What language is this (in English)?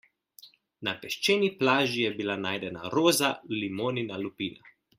Slovenian